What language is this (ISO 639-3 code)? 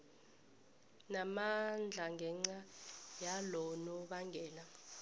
nbl